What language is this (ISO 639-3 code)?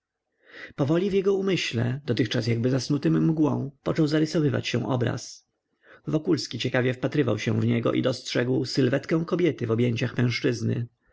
pol